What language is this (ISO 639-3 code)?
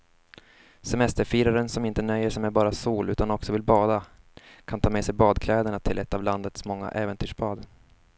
swe